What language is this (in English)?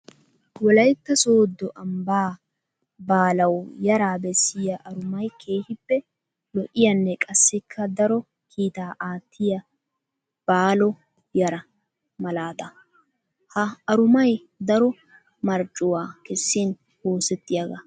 Wolaytta